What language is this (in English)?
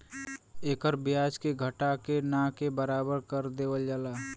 Bhojpuri